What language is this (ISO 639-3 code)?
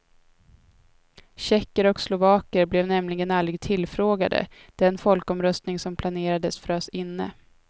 swe